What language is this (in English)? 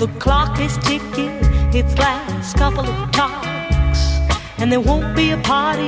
Hungarian